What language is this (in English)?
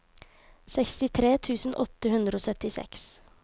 Norwegian